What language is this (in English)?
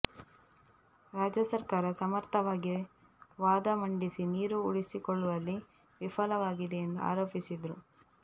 Kannada